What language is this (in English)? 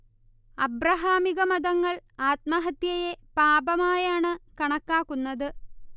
Malayalam